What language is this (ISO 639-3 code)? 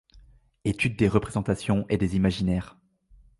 fra